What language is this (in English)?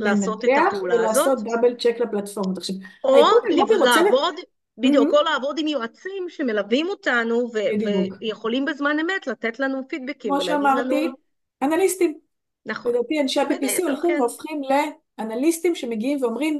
Hebrew